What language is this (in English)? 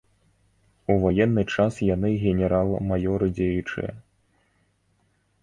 Belarusian